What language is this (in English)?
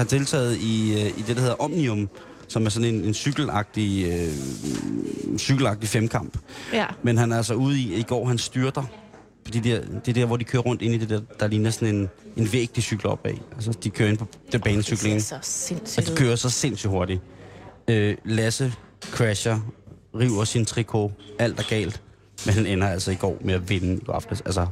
Danish